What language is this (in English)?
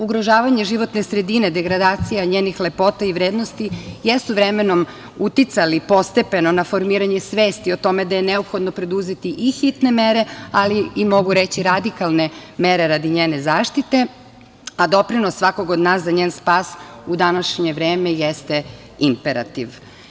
Serbian